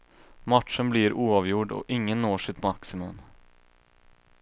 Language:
Swedish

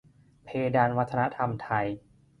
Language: Thai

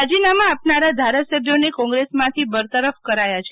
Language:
Gujarati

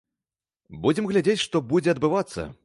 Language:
Belarusian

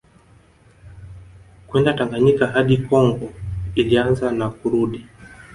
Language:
Swahili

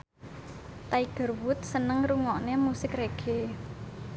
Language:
Javanese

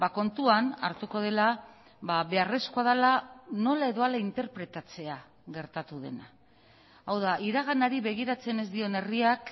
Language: Basque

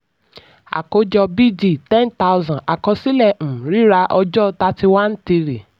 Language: Yoruba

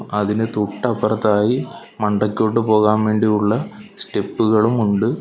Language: Malayalam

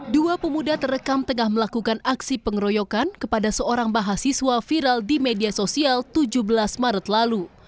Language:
Indonesian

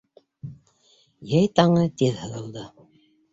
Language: Bashkir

